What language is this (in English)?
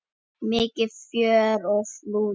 Icelandic